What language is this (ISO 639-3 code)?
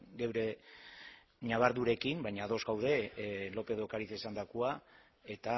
eus